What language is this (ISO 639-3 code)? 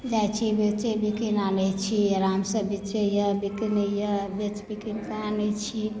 mai